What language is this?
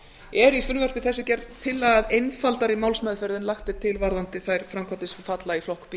Icelandic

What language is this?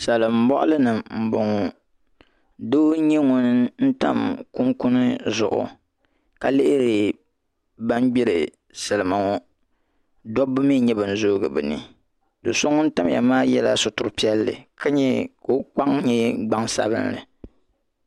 Dagbani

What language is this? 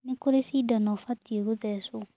Kikuyu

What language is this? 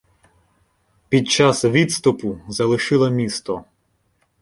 Ukrainian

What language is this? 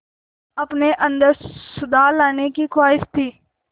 Hindi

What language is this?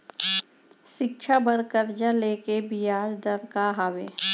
Chhattisgarhi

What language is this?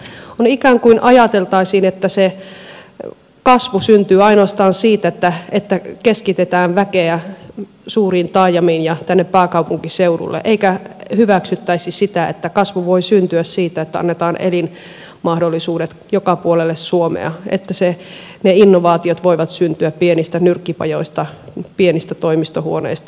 Finnish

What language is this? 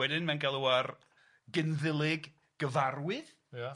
Welsh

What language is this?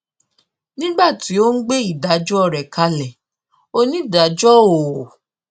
Yoruba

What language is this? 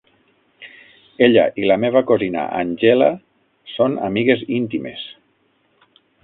Catalan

